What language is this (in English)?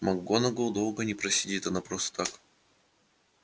Russian